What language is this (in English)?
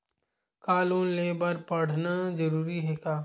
Chhattisgarhi